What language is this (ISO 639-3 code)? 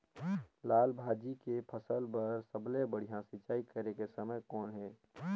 hne